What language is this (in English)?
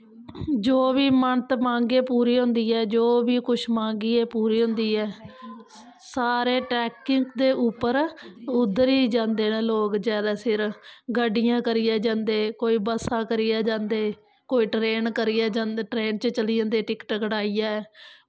Dogri